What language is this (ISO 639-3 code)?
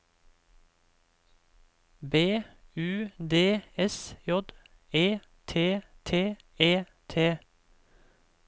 nor